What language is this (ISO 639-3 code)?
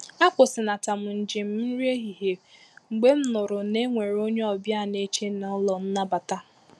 ibo